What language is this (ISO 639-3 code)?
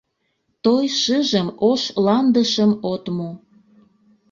chm